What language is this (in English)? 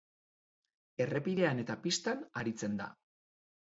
Basque